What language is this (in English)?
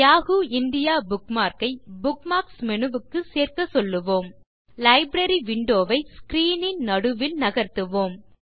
Tamil